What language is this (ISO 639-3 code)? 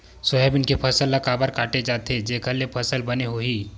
hne